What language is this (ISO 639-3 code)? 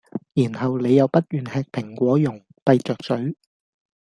yue